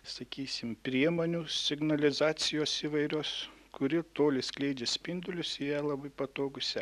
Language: Lithuanian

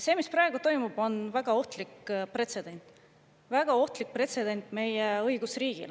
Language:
Estonian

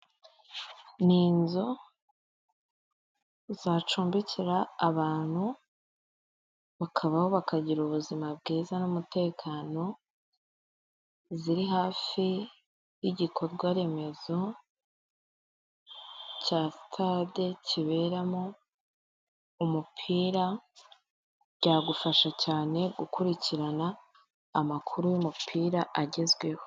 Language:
Kinyarwanda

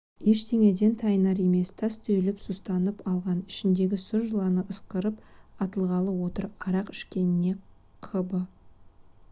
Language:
Kazakh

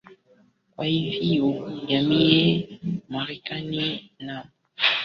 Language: Swahili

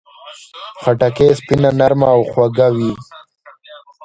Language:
Pashto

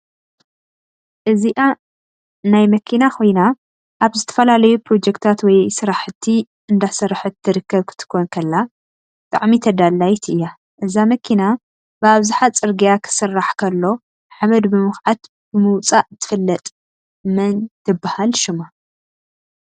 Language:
Tigrinya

